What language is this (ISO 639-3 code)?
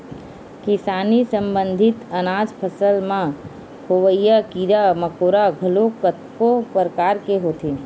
hne